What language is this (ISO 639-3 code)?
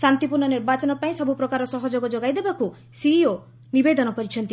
ori